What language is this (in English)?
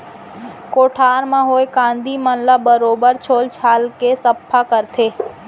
Chhattisgarhi